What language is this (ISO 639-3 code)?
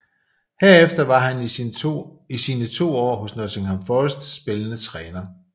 dan